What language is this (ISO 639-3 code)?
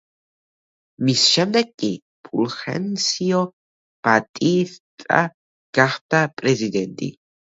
kat